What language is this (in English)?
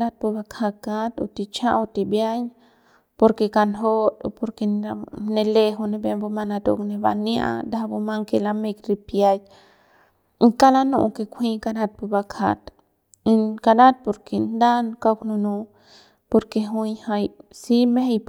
Central Pame